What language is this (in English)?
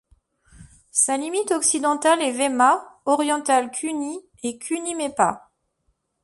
French